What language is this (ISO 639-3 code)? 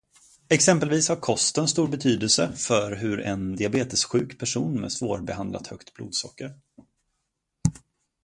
swe